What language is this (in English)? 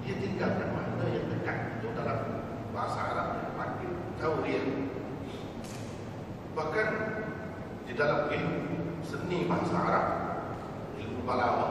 Malay